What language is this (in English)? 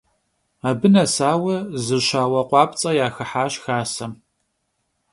Kabardian